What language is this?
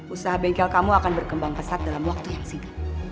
Indonesian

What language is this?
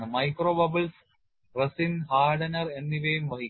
Malayalam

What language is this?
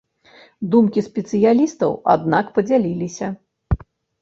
Belarusian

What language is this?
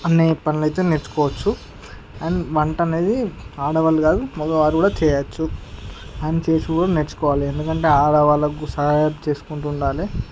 Telugu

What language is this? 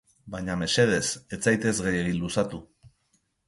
Basque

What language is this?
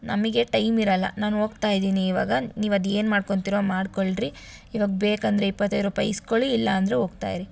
Kannada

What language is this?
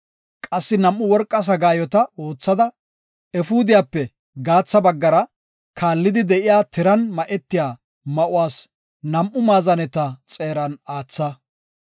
Gofa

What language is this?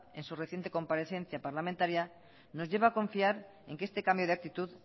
Spanish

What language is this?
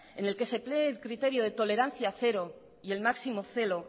Spanish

